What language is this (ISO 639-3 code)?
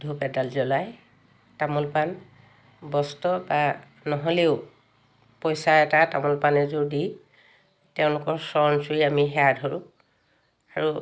asm